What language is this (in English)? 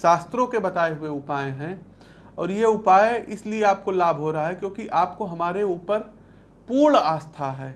Hindi